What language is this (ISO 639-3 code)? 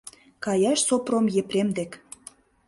chm